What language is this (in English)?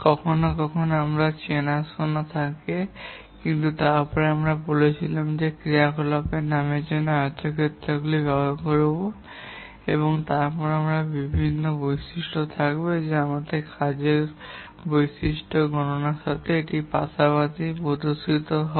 Bangla